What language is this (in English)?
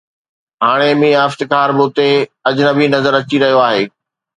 Sindhi